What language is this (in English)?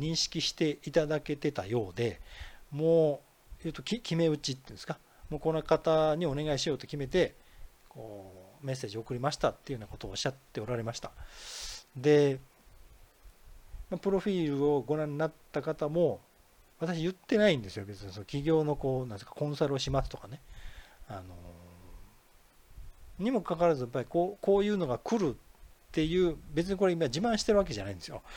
Japanese